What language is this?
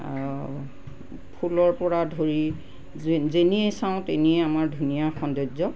Assamese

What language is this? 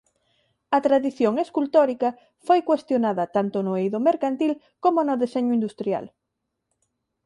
Galician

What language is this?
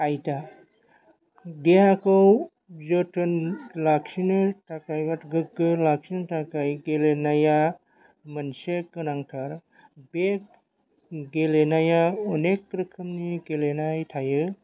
Bodo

